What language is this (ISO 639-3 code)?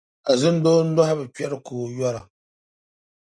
dag